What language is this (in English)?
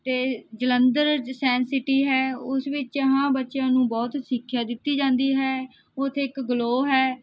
Punjabi